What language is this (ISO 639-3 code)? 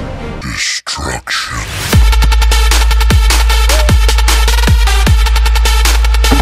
eng